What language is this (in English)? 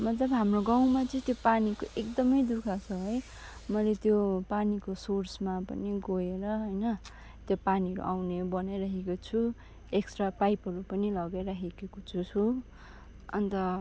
Nepali